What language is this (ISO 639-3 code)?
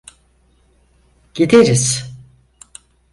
tur